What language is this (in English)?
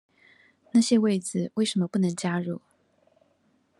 Chinese